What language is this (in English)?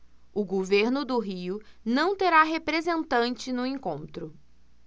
Portuguese